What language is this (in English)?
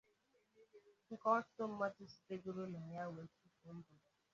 Igbo